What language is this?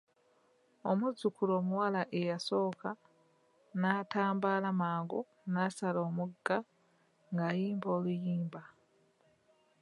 Ganda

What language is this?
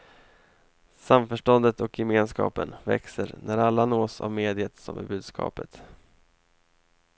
Swedish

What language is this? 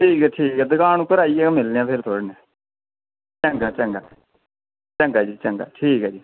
Dogri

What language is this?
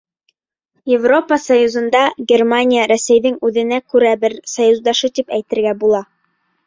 Bashkir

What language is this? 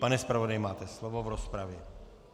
Czech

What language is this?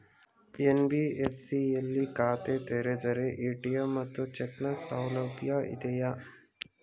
Kannada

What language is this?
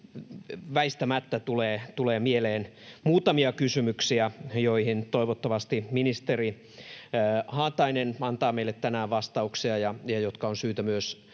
Finnish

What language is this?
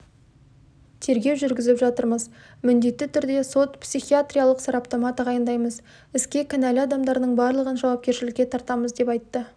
Kazakh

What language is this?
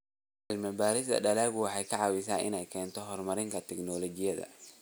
Somali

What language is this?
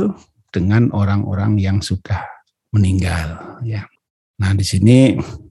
Indonesian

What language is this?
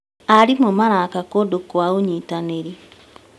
Kikuyu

